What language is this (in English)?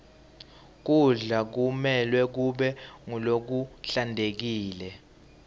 Swati